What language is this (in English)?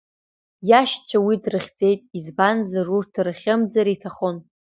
Abkhazian